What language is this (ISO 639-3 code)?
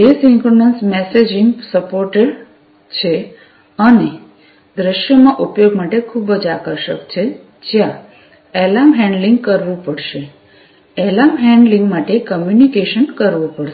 guj